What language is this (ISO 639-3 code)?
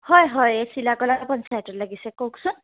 asm